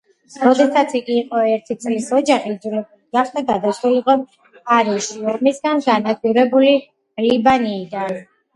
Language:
Georgian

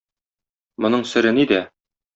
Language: Tatar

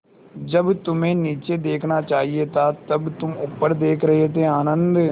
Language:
Hindi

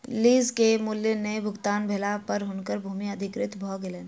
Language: Maithili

